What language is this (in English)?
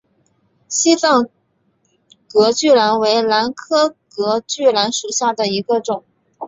Chinese